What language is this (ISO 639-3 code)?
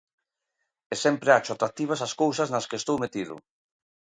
glg